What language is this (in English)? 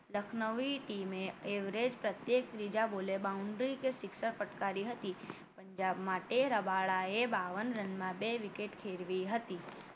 Gujarati